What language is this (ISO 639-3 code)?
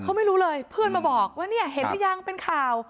tha